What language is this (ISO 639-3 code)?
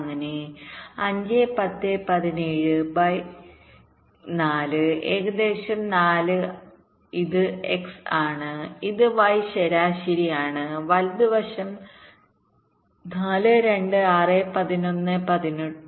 mal